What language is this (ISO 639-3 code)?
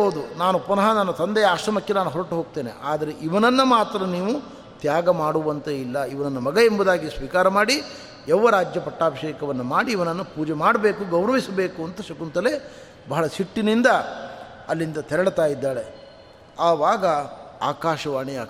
kan